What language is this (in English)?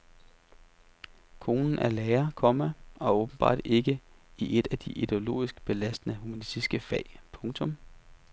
Danish